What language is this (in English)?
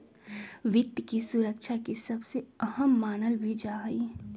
Magahi